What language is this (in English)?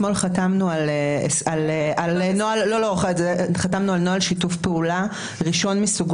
Hebrew